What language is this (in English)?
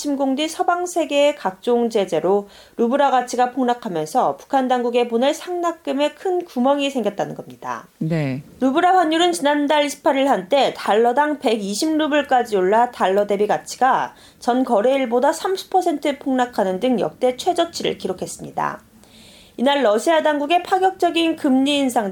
Korean